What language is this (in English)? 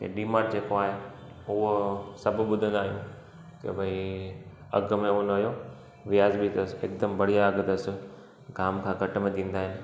Sindhi